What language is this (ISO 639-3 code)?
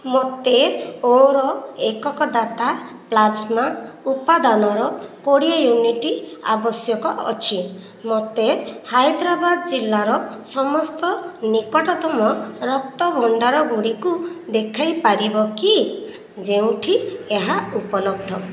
ori